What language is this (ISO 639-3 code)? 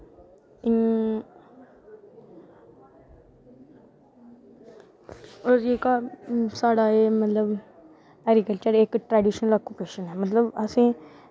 doi